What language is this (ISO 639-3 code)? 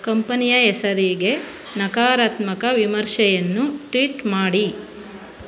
kan